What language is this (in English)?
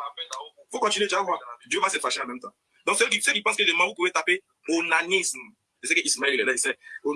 French